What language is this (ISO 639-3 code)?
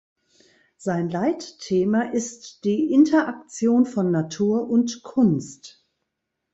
deu